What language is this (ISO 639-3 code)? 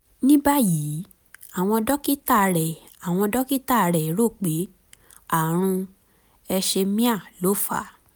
yor